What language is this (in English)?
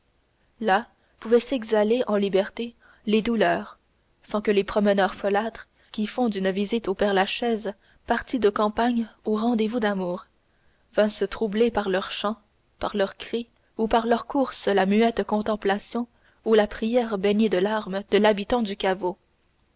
French